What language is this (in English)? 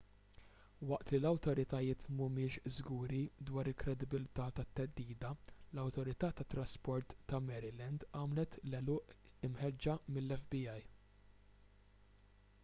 Maltese